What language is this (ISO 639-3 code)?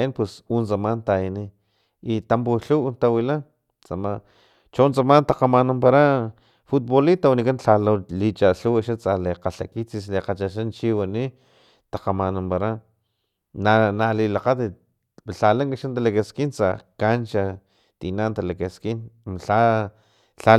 tlp